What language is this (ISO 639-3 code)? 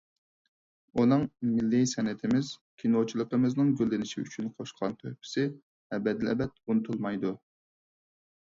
uig